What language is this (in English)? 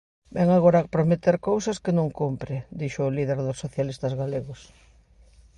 Galician